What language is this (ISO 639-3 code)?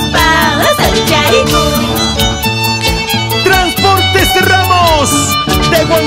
spa